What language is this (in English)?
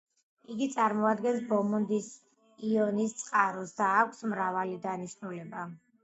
Georgian